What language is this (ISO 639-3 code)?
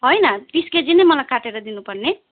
nep